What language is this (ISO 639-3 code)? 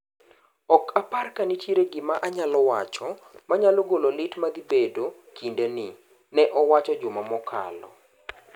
luo